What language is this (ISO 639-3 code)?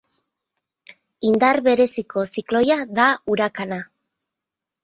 eus